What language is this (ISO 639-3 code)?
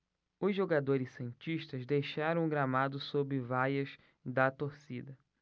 por